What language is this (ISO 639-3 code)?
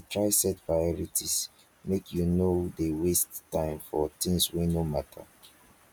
pcm